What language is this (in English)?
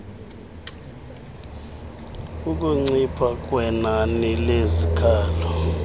Xhosa